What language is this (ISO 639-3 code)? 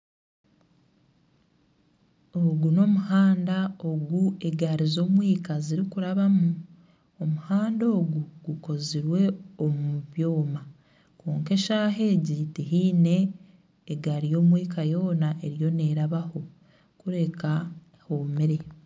nyn